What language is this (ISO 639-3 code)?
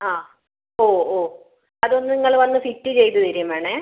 mal